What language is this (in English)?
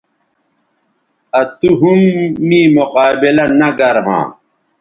Bateri